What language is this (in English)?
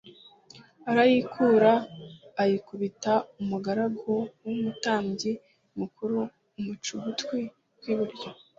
Kinyarwanda